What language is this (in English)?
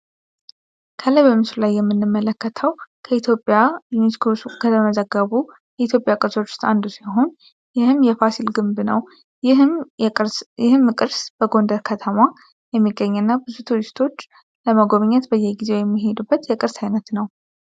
Amharic